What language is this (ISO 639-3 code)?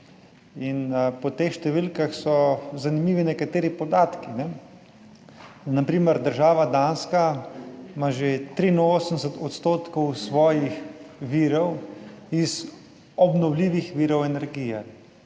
slv